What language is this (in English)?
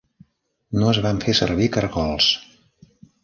Catalan